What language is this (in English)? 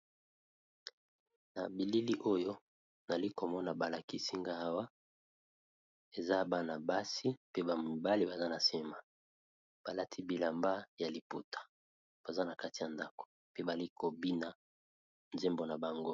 Lingala